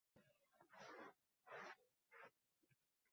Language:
Uzbek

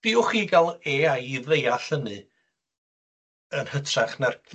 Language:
Welsh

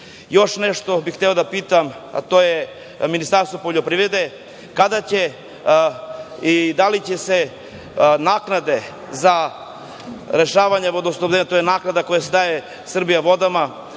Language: Serbian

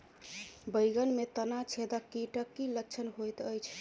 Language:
Maithili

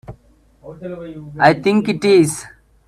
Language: English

